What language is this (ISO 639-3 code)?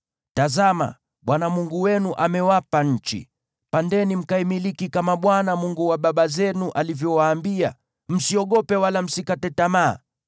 swa